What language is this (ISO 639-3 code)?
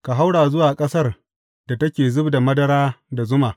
hau